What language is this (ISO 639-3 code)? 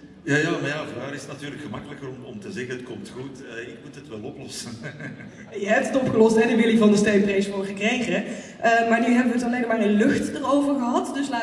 nld